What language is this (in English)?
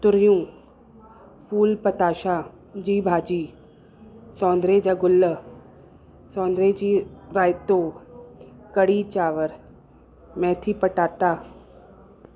Sindhi